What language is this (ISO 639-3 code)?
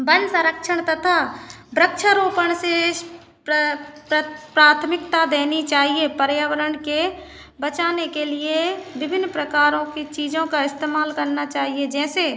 hin